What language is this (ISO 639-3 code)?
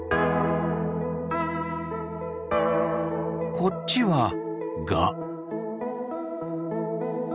jpn